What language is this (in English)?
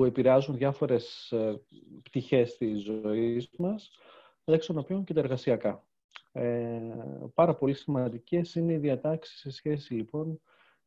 Greek